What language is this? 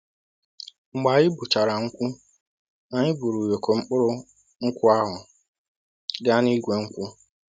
Igbo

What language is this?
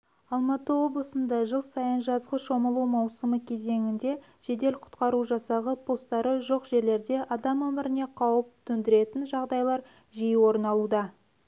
Kazakh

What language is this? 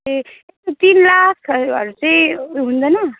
Nepali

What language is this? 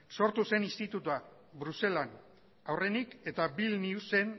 Basque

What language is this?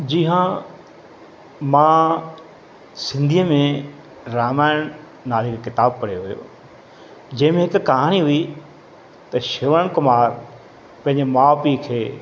Sindhi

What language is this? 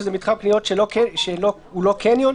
Hebrew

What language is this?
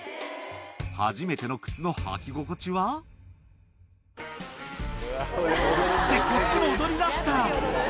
Japanese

